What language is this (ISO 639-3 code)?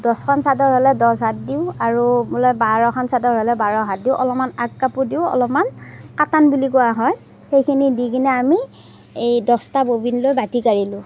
asm